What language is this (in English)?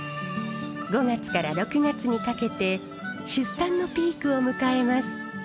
Japanese